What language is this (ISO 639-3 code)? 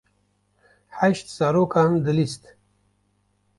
kur